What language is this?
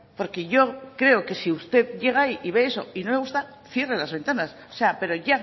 Spanish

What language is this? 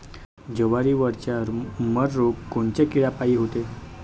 Marathi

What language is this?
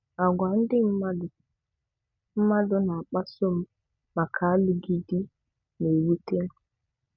Igbo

